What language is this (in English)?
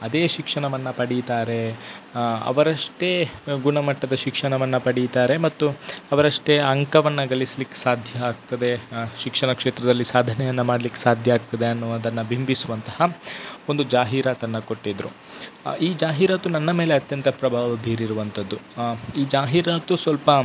Kannada